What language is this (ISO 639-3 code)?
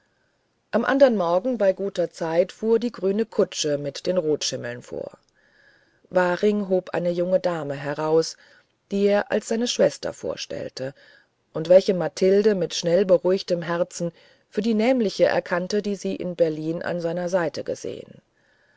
deu